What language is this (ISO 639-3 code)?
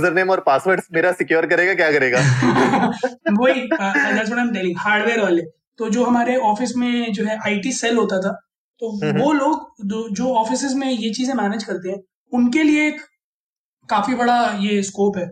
hin